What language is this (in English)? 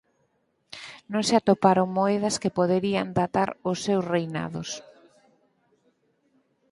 Galician